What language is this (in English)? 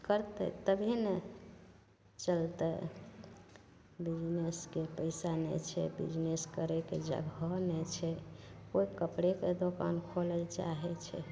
Maithili